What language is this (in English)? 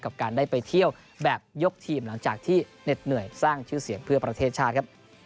Thai